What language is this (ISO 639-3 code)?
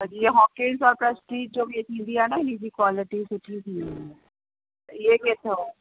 snd